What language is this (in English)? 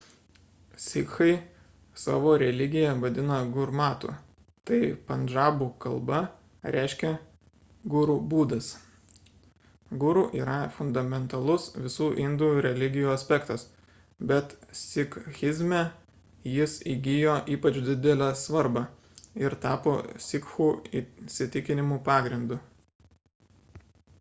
Lithuanian